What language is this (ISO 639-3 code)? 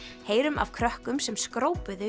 isl